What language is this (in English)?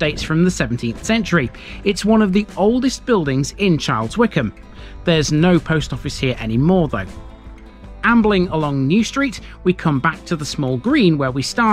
English